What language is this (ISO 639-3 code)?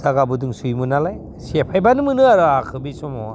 brx